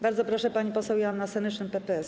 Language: Polish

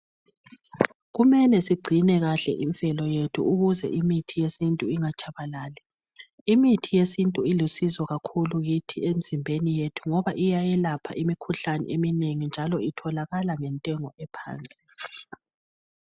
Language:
North Ndebele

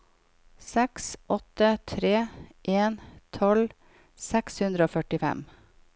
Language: Norwegian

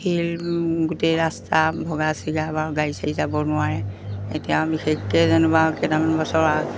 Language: Assamese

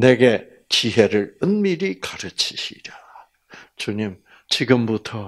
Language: Korean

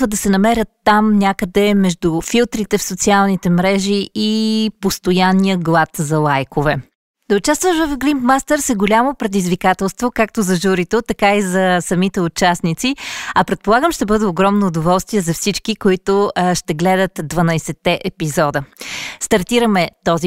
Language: Bulgarian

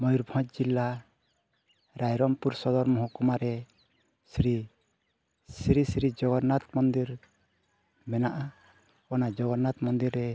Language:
Santali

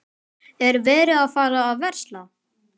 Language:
Icelandic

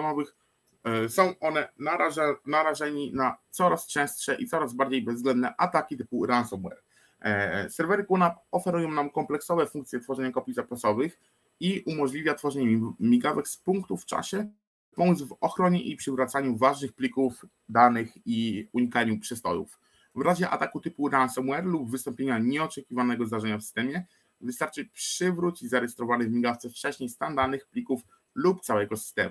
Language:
Polish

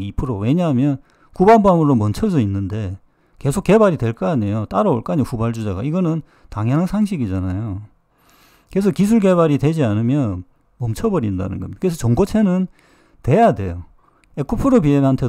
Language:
Korean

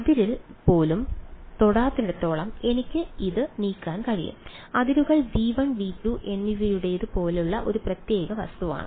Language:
Malayalam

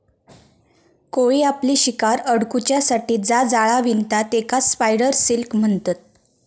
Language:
Marathi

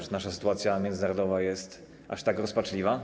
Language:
Polish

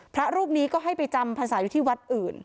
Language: Thai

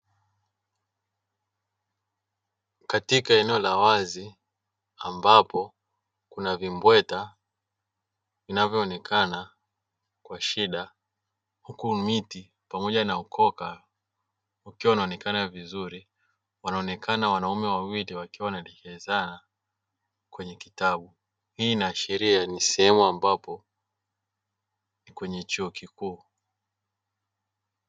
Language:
Swahili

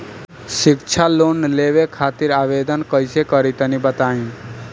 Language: Bhojpuri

